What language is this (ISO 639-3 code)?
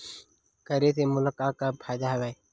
hne